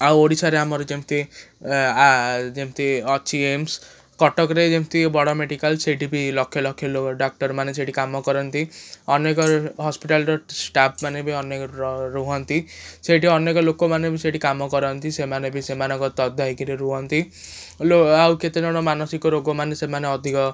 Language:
Odia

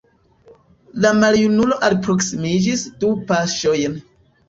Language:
Esperanto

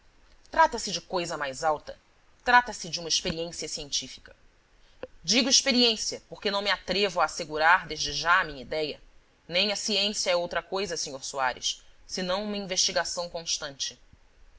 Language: Portuguese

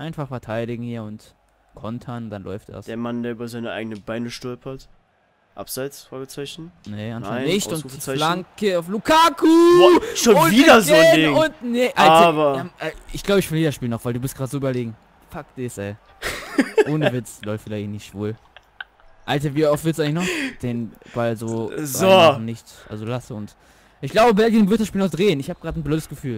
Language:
German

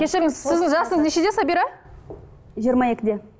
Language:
Kazakh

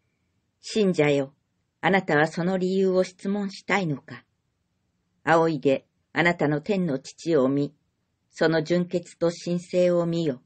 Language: Japanese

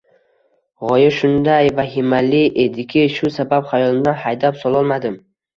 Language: Uzbek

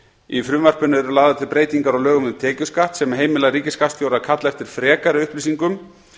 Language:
Icelandic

